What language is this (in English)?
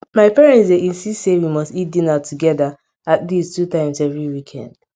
Nigerian Pidgin